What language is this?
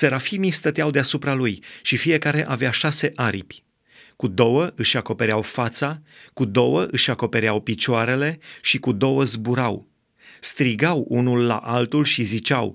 Romanian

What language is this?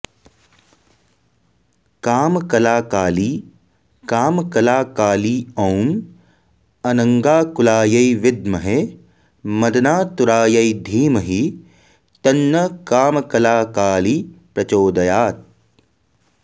Sanskrit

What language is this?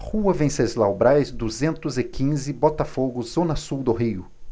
Portuguese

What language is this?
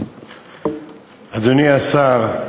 Hebrew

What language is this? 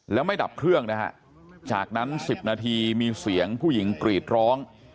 Thai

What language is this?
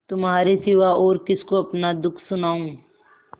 Hindi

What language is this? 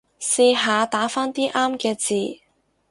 Cantonese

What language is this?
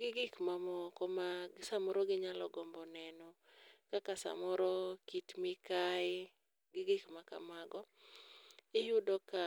Luo (Kenya and Tanzania)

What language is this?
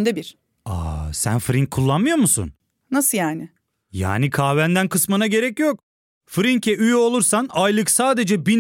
Turkish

